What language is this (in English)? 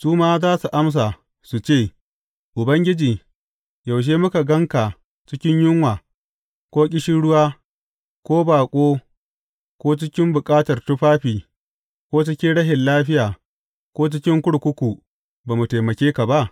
Hausa